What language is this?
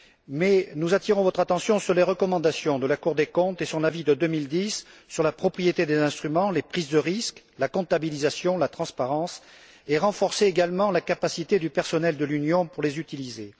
French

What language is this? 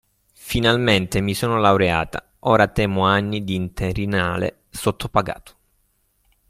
Italian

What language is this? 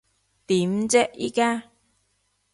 Cantonese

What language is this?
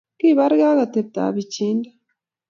Kalenjin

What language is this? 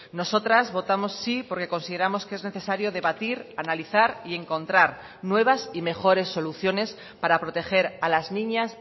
Spanish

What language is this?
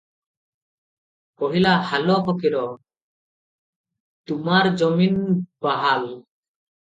Odia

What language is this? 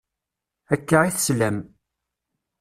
Kabyle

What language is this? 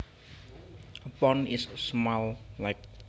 Javanese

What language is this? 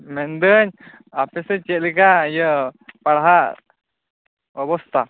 Santali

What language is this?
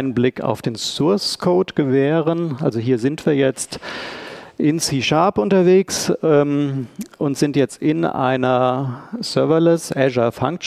German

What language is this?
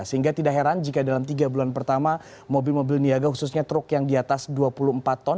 Indonesian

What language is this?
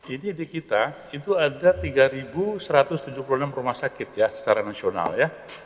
Indonesian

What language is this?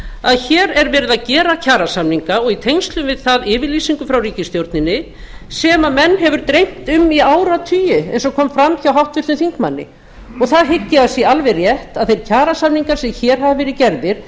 Icelandic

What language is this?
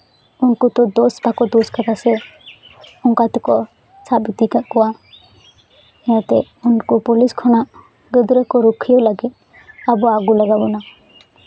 Santali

